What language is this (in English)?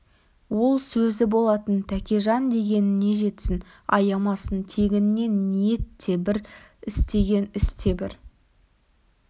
Kazakh